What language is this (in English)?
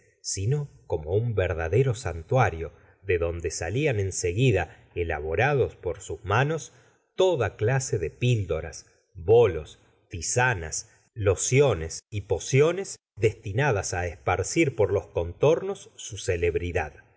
Spanish